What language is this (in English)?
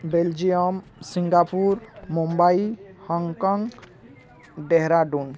Odia